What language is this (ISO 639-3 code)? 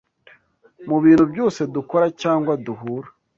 kin